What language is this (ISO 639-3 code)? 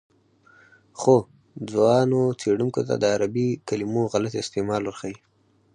pus